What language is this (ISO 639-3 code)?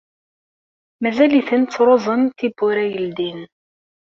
kab